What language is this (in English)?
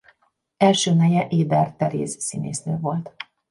Hungarian